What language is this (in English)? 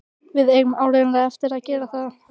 Icelandic